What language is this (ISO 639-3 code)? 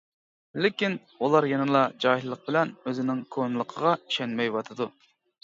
uig